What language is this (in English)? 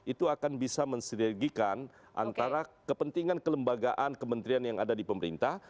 Indonesian